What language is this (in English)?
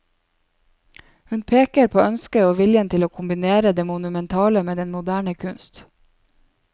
Norwegian